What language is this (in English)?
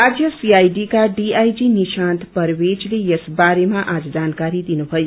Nepali